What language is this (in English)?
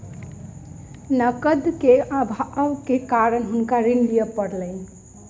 Maithili